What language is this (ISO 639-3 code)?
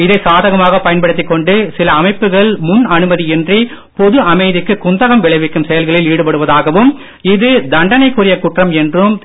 tam